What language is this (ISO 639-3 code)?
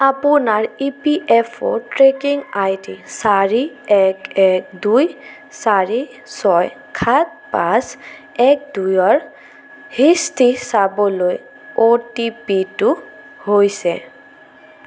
asm